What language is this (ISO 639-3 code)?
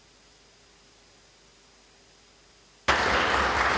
srp